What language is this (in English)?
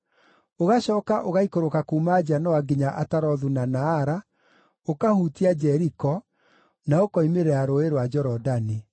Kikuyu